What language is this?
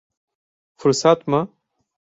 Turkish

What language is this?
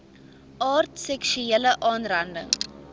Afrikaans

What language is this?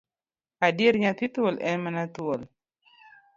Luo (Kenya and Tanzania)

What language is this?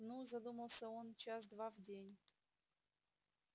Russian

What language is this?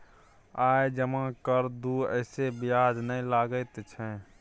Maithili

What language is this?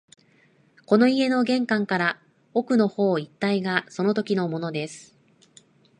Japanese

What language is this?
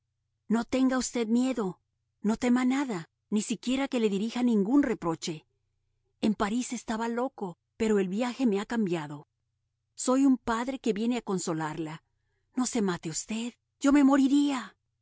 Spanish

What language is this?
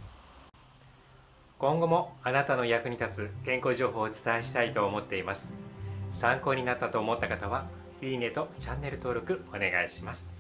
Japanese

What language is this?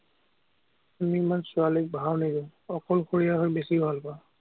Assamese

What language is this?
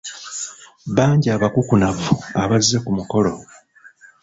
Ganda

